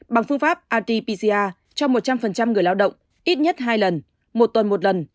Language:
Vietnamese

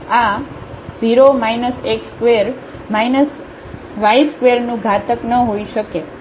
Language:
Gujarati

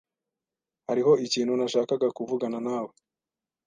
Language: Kinyarwanda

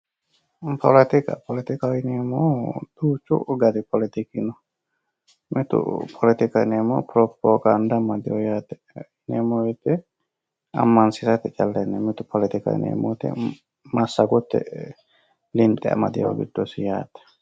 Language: Sidamo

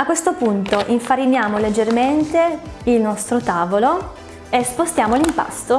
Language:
Italian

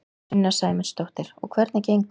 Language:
Icelandic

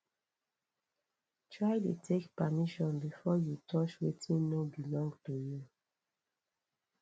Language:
Nigerian Pidgin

